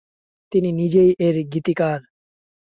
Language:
Bangla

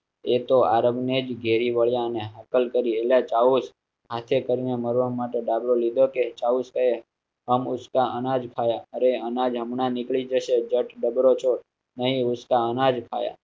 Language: Gujarati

